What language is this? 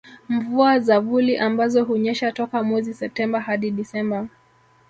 Swahili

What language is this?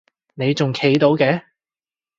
Cantonese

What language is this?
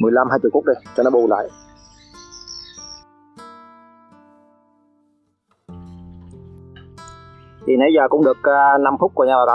Vietnamese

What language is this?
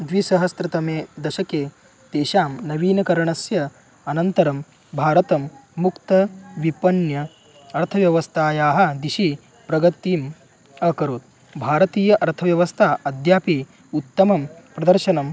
Sanskrit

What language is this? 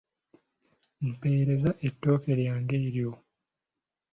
Ganda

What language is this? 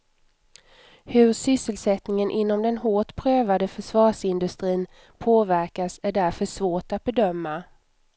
Swedish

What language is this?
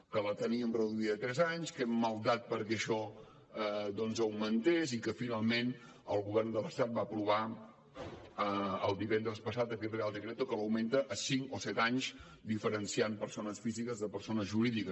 Catalan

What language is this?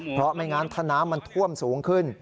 Thai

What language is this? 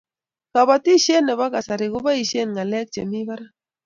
Kalenjin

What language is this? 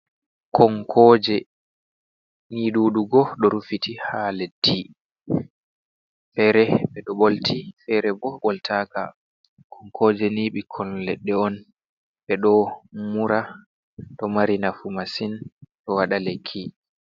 Fula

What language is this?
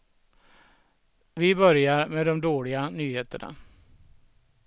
Swedish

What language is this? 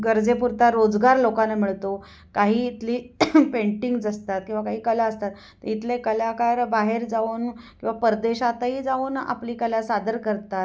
Marathi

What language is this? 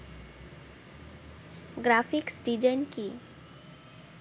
Bangla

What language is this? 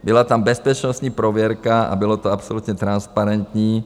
Czech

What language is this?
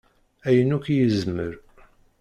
Kabyle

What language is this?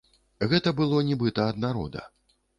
Belarusian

